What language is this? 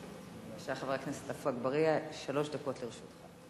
Hebrew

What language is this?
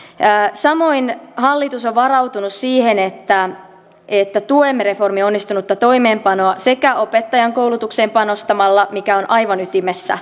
Finnish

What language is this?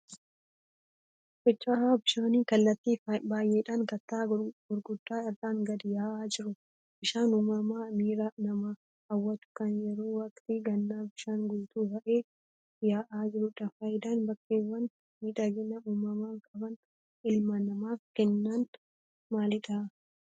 Oromo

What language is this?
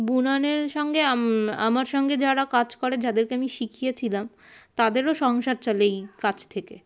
Bangla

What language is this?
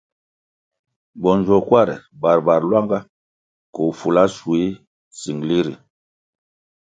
Kwasio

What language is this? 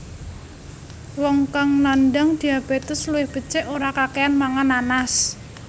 Javanese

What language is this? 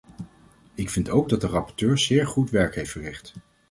Dutch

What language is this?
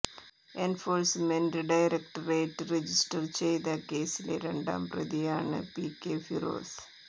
Malayalam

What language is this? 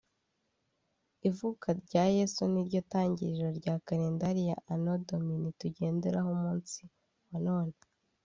Kinyarwanda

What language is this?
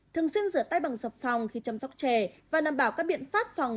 Vietnamese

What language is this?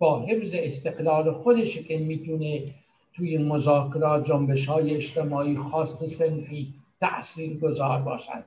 Persian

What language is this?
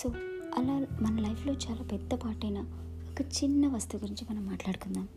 Telugu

